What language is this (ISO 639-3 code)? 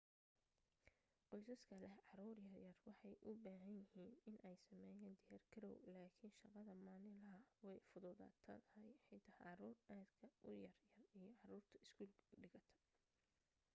som